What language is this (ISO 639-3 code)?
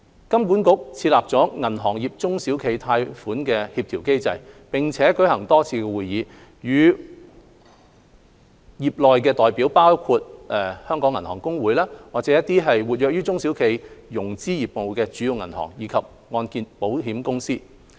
yue